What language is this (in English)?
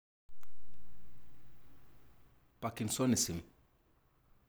Masai